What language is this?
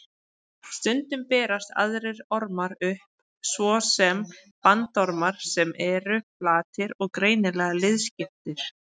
Icelandic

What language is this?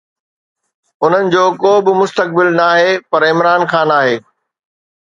Sindhi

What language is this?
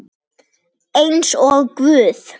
Icelandic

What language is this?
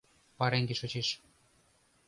Mari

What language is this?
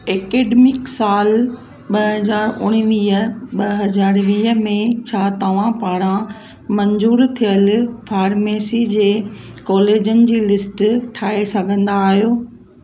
Sindhi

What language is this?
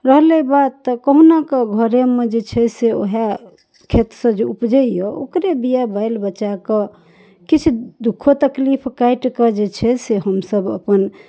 Maithili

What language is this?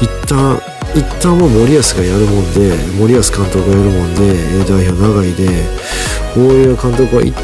Japanese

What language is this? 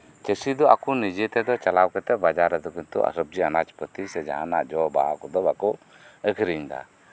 Santali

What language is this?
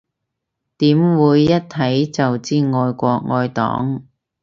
Cantonese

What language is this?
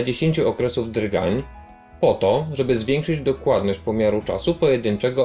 Polish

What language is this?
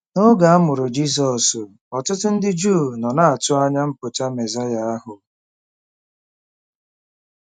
Igbo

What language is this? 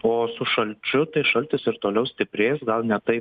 Lithuanian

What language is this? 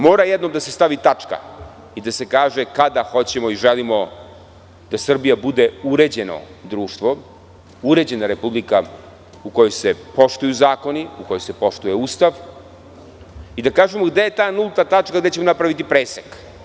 Serbian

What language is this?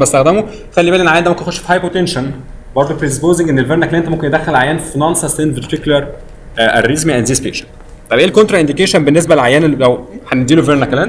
Arabic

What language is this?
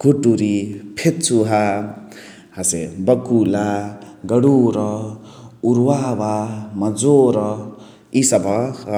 Chitwania Tharu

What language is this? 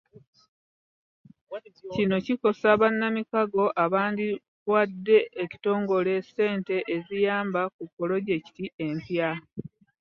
Ganda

